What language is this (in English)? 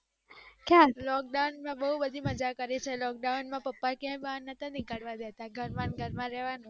Gujarati